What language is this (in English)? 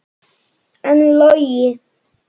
Icelandic